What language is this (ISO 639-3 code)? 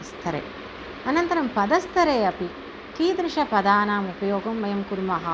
san